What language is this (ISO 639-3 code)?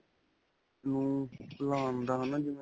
pan